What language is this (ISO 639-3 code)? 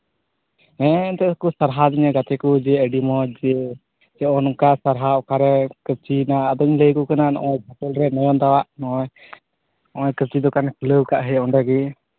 sat